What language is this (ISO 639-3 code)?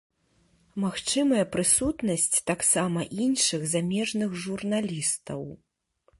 bel